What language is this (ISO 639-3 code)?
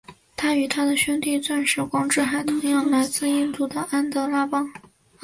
zho